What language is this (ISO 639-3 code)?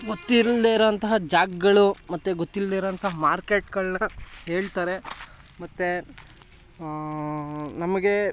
kan